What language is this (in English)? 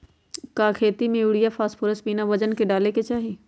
Magahi